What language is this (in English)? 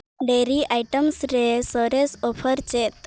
Santali